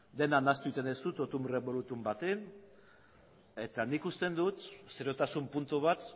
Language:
Basque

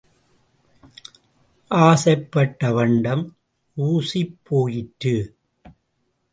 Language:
Tamil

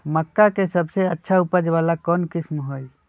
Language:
Magahi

